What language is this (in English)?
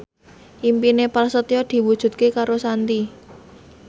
Javanese